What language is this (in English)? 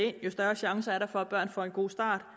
Danish